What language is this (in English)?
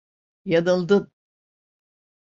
Turkish